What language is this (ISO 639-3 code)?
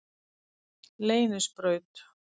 isl